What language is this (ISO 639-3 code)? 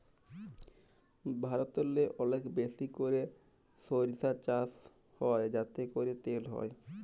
ben